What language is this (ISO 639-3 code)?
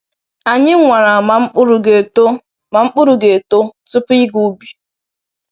ibo